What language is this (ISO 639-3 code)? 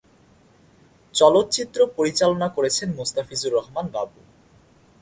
ben